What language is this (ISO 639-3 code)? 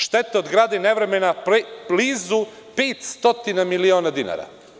srp